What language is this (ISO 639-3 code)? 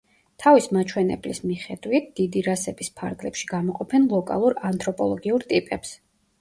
kat